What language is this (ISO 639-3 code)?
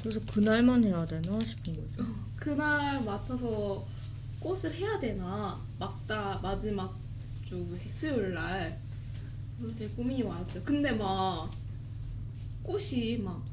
kor